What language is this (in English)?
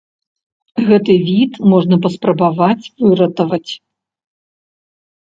Belarusian